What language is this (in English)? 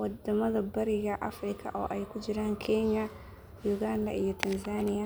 Somali